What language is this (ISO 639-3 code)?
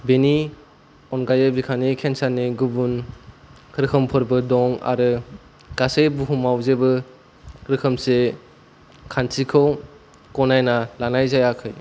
brx